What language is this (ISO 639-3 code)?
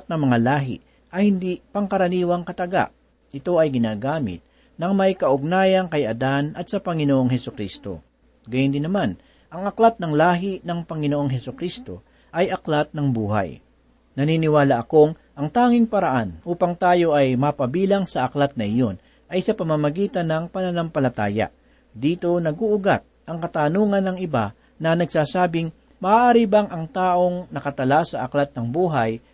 fil